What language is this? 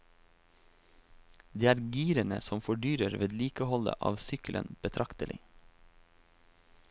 Norwegian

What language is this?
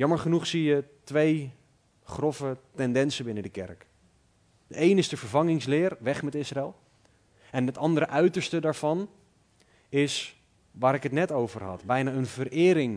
Dutch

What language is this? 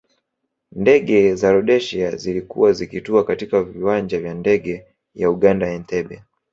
Swahili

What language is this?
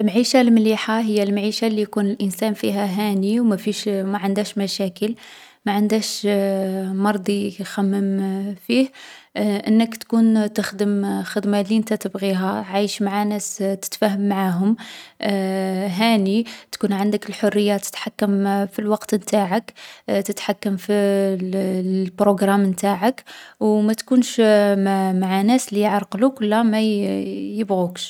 Algerian Arabic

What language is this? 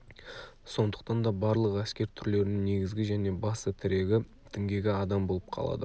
Kazakh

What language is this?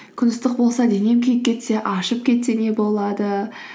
Kazakh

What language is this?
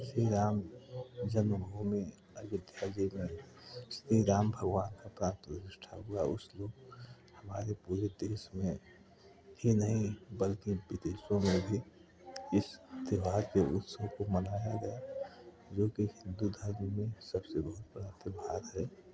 Hindi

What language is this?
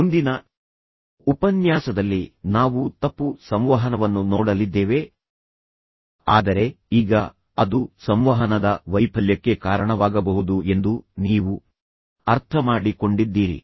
Kannada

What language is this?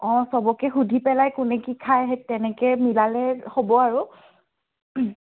Assamese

